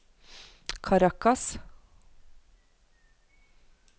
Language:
Norwegian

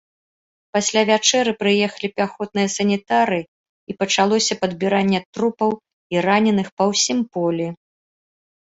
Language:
Belarusian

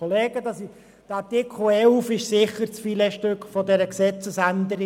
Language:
Swiss German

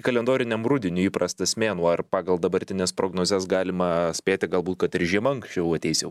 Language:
Lithuanian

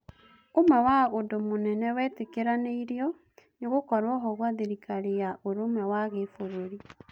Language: Kikuyu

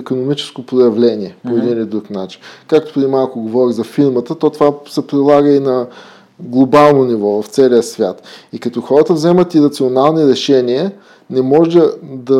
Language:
Bulgarian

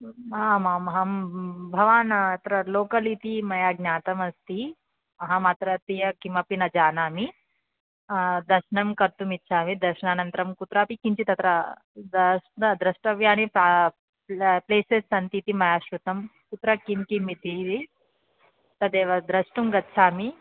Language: Sanskrit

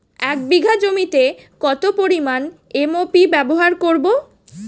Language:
Bangla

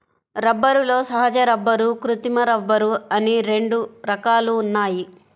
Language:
Telugu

